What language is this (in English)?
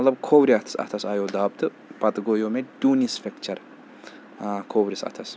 Kashmiri